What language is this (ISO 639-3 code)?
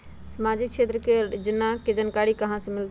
mag